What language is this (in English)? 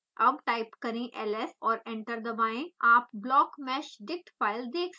Hindi